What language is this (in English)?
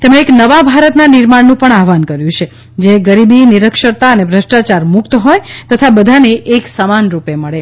Gujarati